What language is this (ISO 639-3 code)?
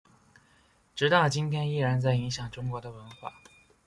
zho